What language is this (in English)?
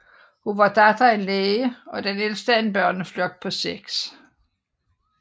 Danish